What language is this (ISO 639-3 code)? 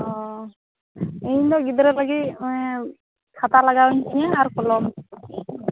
sat